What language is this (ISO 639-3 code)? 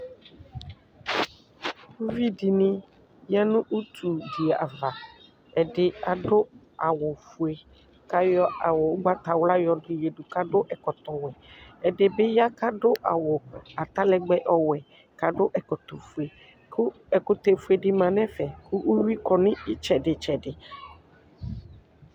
kpo